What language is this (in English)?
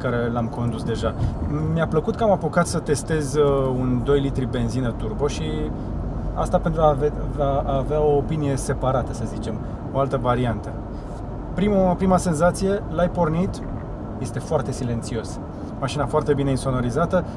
Romanian